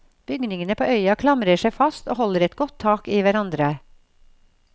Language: Norwegian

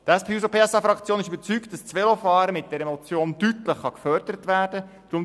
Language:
Swiss German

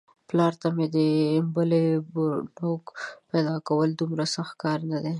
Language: Pashto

